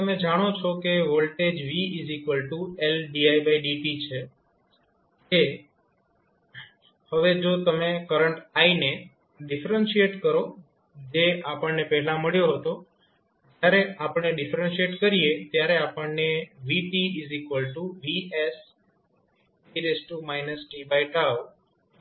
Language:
Gujarati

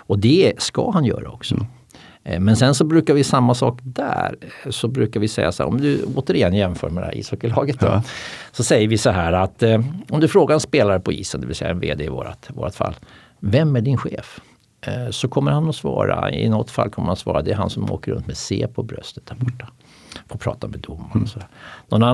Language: Swedish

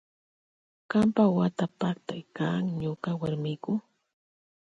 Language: Loja Highland Quichua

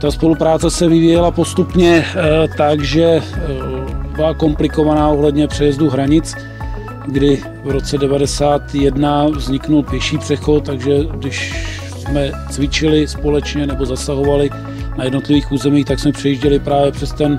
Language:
Czech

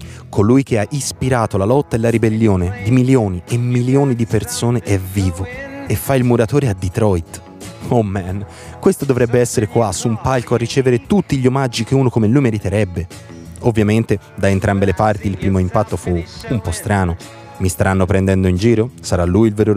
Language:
Italian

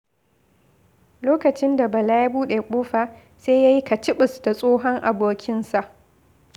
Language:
Hausa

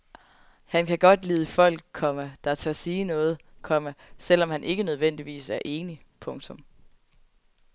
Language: Danish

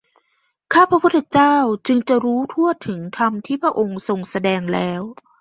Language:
Thai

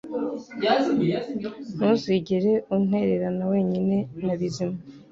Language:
Kinyarwanda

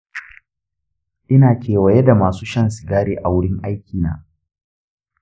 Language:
Hausa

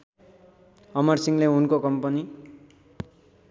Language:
Nepali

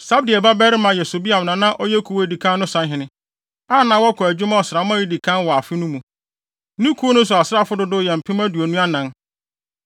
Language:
Akan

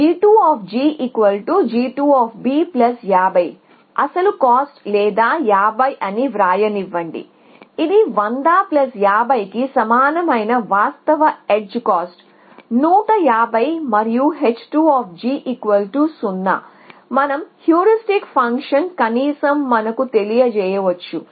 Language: Telugu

